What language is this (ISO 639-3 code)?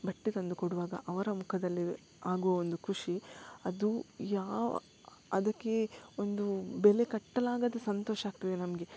kan